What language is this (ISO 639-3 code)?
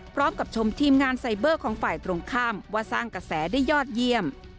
tha